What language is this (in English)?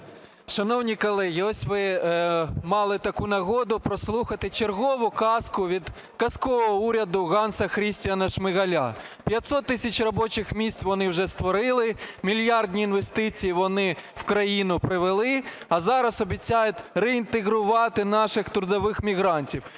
Ukrainian